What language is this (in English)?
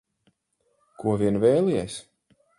Latvian